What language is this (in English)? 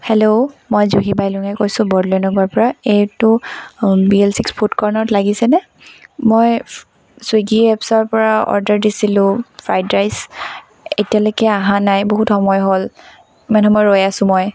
Assamese